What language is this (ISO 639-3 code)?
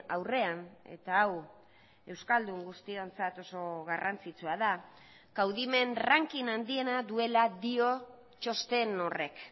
eus